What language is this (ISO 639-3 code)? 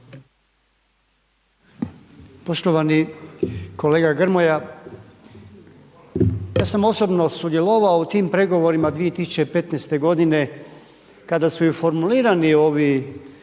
hrv